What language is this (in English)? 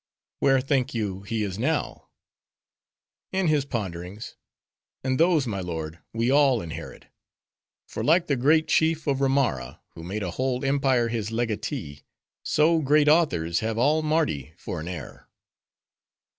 English